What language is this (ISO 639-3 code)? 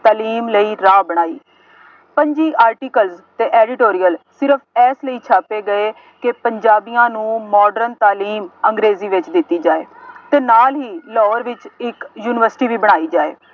pan